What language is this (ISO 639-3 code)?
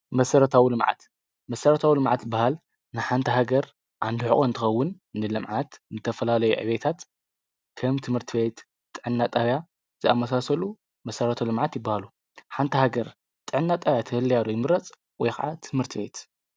tir